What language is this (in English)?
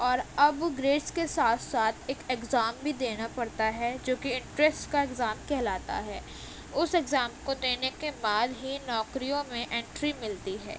Urdu